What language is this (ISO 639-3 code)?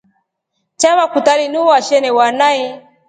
rof